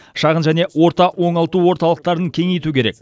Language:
Kazakh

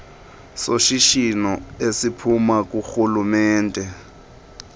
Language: Xhosa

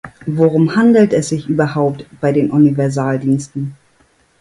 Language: German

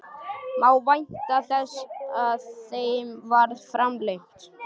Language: Icelandic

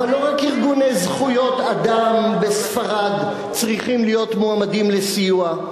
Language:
Hebrew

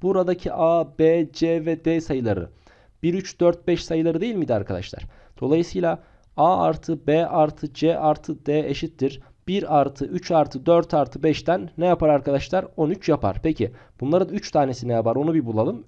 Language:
Turkish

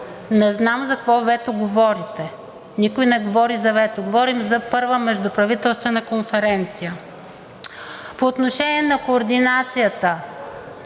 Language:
Bulgarian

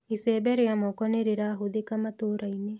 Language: Kikuyu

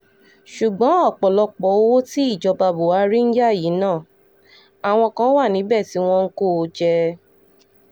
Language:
Yoruba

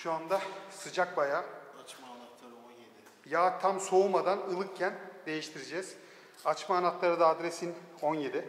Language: Turkish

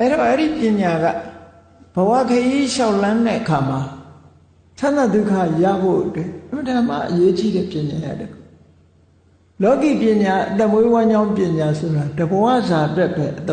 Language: Burmese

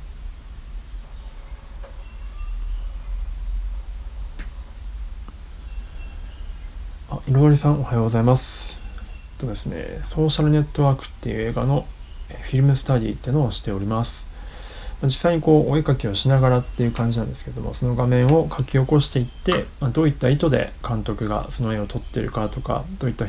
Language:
Japanese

